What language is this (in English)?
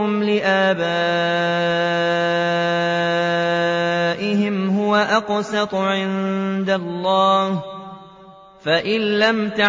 Arabic